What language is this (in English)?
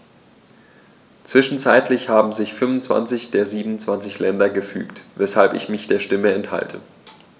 German